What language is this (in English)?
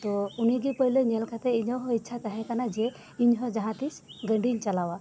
Santali